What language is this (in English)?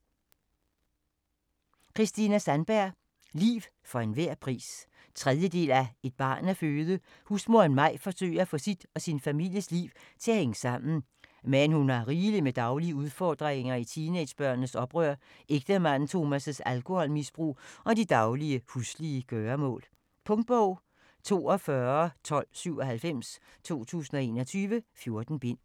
Danish